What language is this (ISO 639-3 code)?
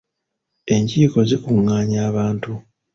lug